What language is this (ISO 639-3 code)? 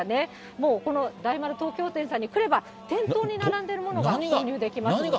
jpn